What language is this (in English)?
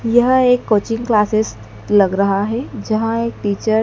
Hindi